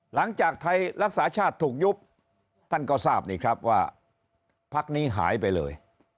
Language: Thai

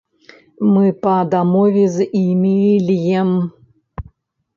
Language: Belarusian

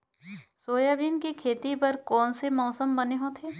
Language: Chhattisgarhi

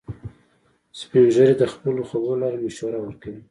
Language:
Pashto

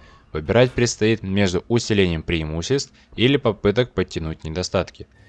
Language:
Russian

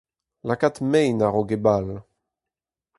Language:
Breton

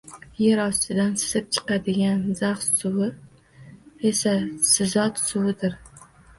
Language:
Uzbek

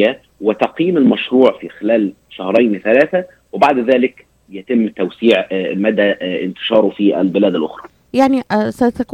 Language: Arabic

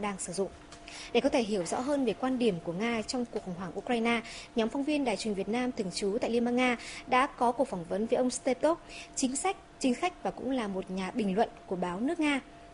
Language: Vietnamese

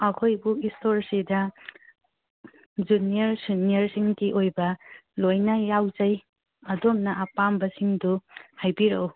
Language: Manipuri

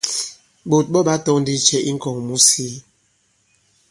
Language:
Bankon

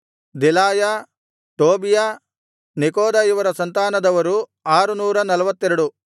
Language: Kannada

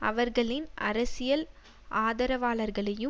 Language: Tamil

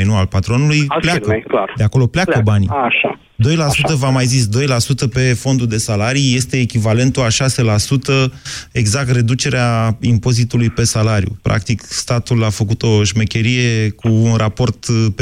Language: Romanian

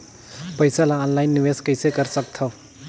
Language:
Chhattisgarhi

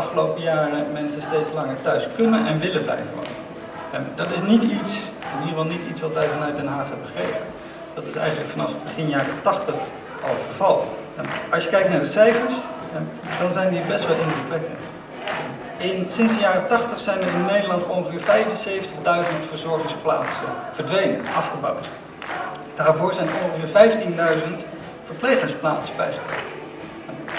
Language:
Dutch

